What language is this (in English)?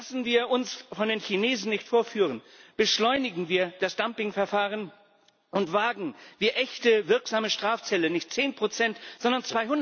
German